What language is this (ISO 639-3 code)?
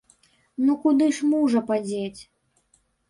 bel